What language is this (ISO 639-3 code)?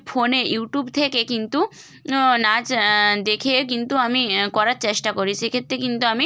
ben